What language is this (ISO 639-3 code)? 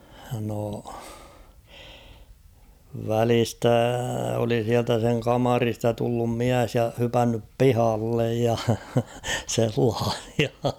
fin